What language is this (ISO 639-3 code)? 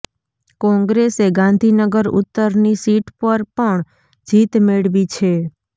guj